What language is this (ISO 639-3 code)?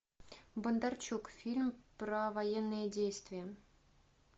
rus